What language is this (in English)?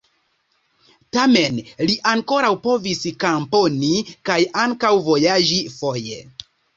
Esperanto